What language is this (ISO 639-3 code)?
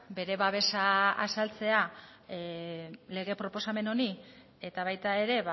eus